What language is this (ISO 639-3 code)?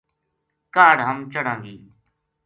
gju